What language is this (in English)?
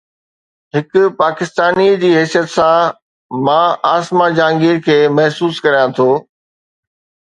Sindhi